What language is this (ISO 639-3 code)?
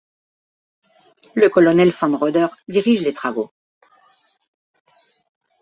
fra